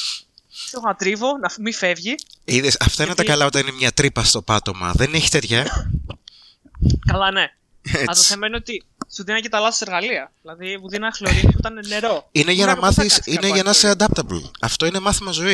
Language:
Greek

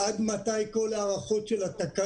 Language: Hebrew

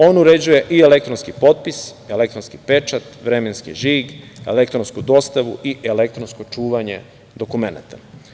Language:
Serbian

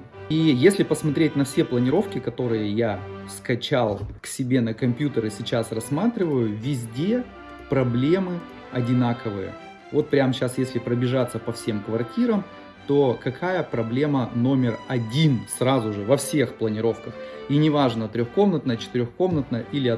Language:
Russian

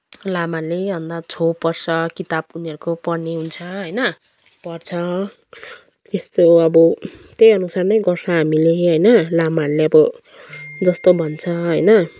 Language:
Nepali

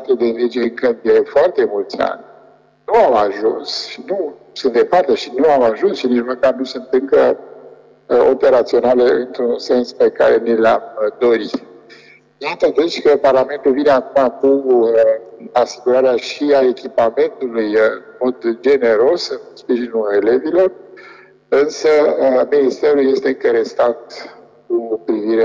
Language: Romanian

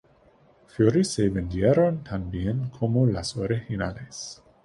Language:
Spanish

